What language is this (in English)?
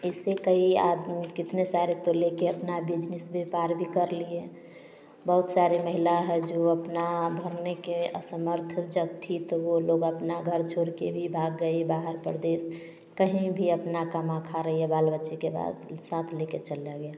Hindi